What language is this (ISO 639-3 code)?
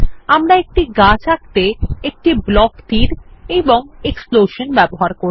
ben